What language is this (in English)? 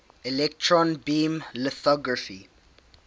English